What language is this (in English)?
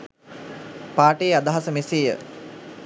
Sinhala